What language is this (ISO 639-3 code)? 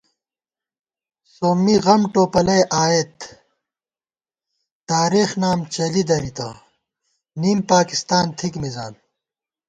gwt